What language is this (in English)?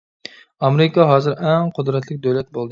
Uyghur